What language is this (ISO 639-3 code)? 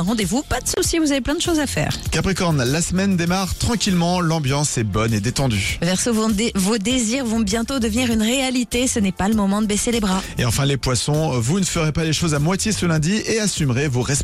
fra